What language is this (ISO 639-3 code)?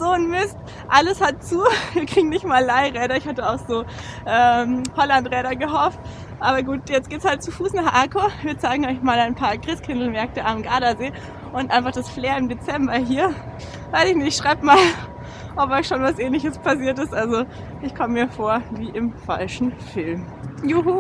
deu